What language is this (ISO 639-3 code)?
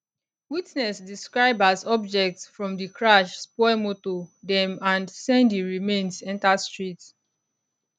pcm